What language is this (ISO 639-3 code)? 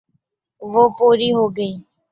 urd